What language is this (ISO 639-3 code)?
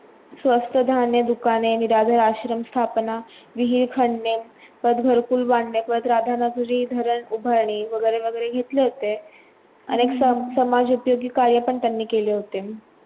mar